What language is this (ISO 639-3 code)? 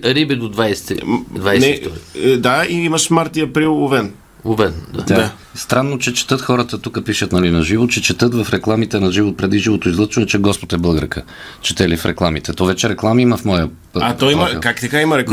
bul